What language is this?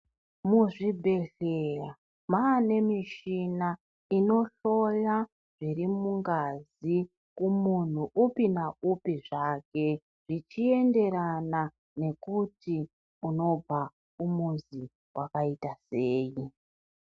Ndau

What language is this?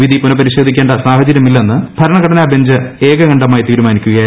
Malayalam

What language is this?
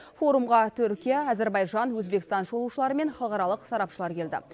Kazakh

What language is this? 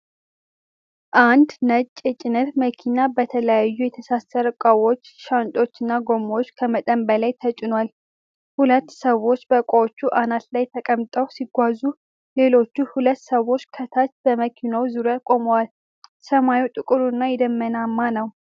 Amharic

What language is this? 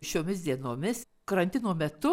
Lithuanian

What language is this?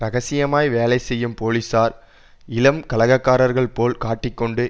Tamil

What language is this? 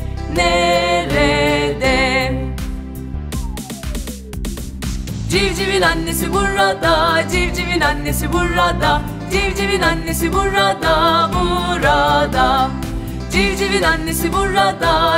Turkish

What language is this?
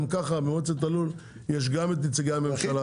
Hebrew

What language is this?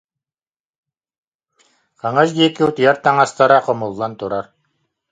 Yakut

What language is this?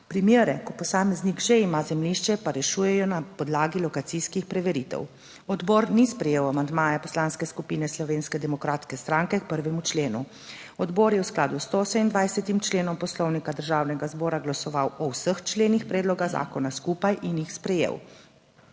Slovenian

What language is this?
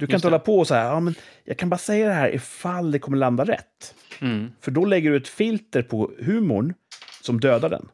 Swedish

